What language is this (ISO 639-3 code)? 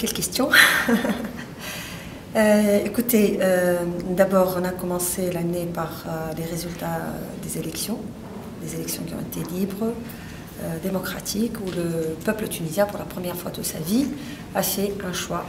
fra